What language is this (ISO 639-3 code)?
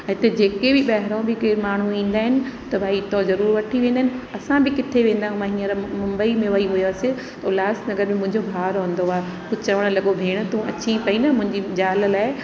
snd